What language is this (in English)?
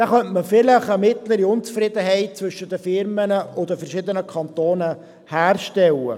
Swiss German